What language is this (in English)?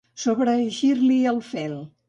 Catalan